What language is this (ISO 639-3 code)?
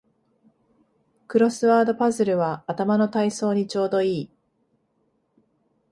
jpn